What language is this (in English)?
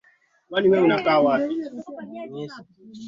Swahili